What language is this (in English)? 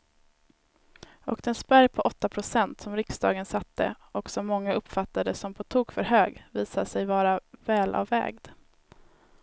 Swedish